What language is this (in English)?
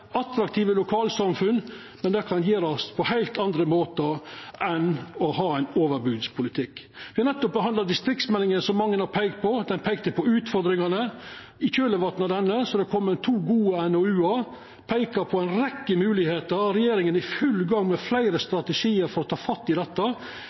Norwegian Nynorsk